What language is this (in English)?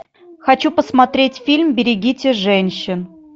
Russian